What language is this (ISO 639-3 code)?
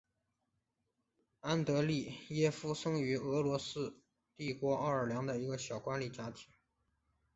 zho